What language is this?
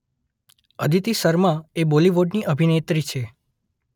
Gujarati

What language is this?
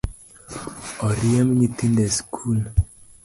Luo (Kenya and Tanzania)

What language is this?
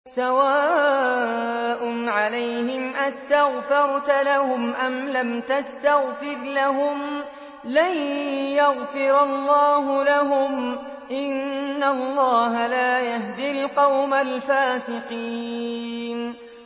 Arabic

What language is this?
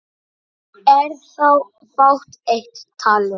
Icelandic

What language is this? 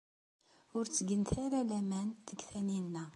Kabyle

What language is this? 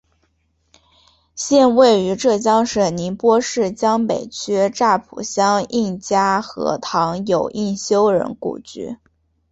Chinese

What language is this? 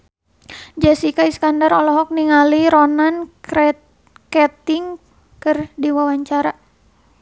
Sundanese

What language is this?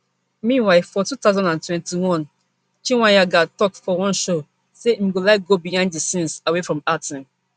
Nigerian Pidgin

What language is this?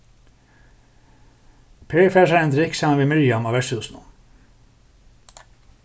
Faroese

